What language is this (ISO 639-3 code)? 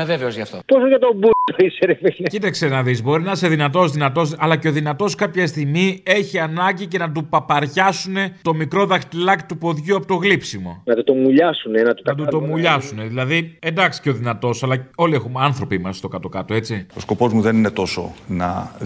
ell